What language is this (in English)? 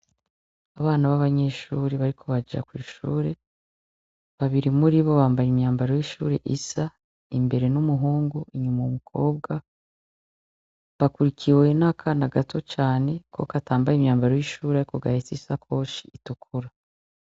Rundi